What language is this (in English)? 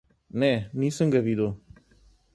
Slovenian